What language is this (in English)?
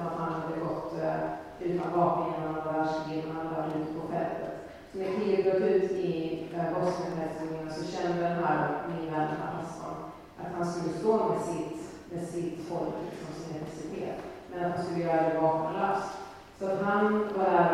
Swedish